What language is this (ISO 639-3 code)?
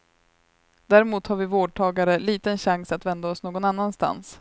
swe